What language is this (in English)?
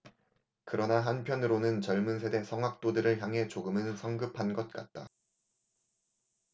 Korean